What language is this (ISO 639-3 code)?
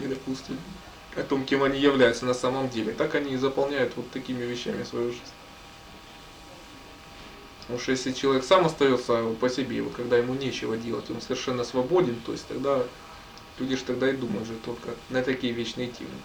rus